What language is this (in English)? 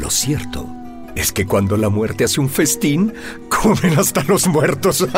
Spanish